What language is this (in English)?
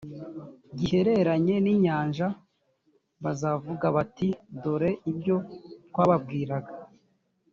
Kinyarwanda